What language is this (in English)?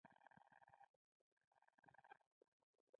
Pashto